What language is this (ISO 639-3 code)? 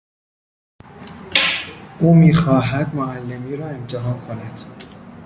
fas